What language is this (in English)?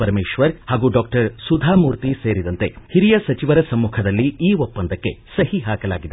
Kannada